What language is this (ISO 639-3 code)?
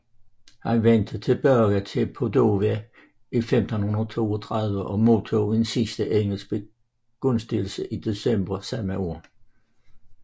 dan